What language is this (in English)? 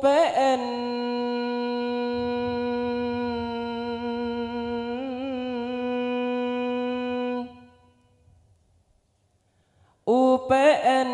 Arabic